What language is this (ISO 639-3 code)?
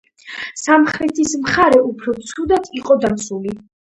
kat